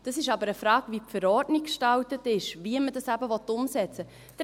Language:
Swiss German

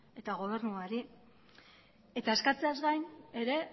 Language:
Basque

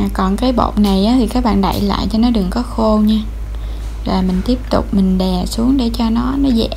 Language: Vietnamese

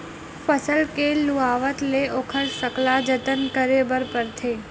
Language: Chhattisgarhi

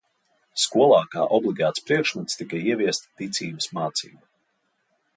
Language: Latvian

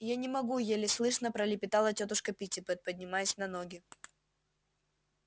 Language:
Russian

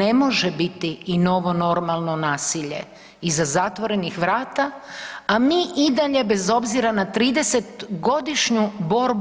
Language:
Croatian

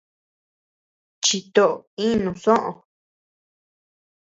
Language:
Tepeuxila Cuicatec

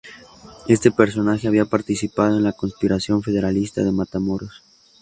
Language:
Spanish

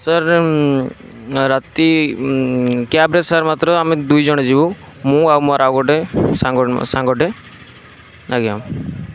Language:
Odia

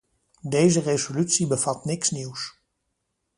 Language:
Dutch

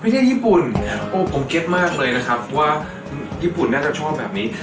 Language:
Thai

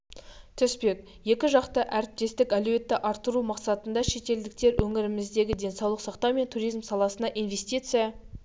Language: Kazakh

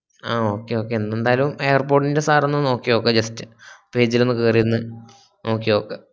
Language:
Malayalam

